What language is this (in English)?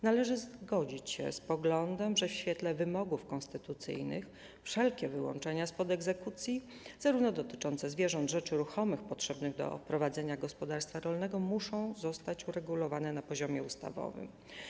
Polish